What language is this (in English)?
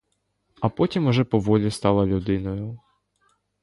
Ukrainian